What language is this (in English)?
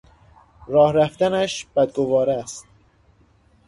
Persian